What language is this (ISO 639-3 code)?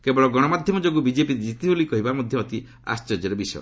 ori